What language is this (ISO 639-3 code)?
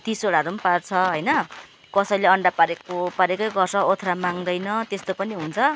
nep